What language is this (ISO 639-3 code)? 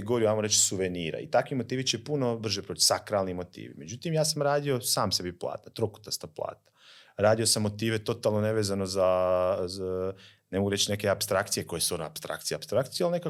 hrv